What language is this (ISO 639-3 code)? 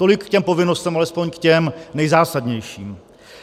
ces